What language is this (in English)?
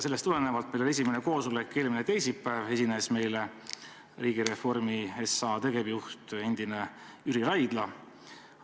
Estonian